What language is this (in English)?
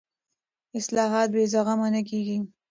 Pashto